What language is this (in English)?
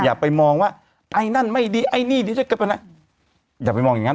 Thai